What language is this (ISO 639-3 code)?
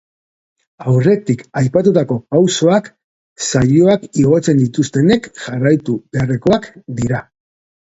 eus